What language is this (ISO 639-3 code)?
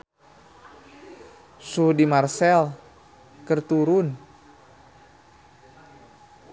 sun